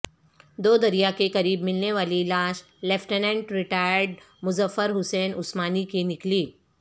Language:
Urdu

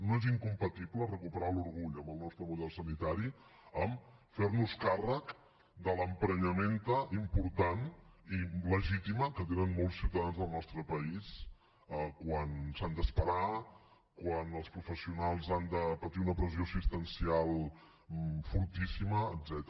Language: Catalan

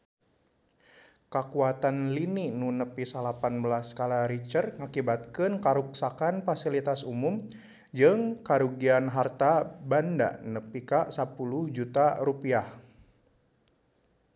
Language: Sundanese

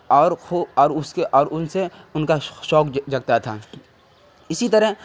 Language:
Urdu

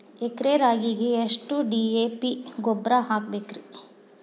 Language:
Kannada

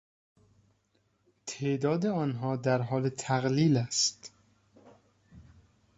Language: Persian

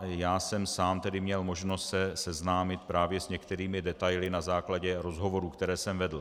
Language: Czech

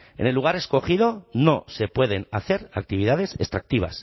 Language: Spanish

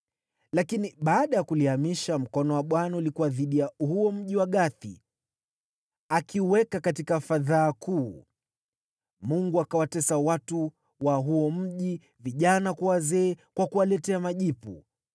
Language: Swahili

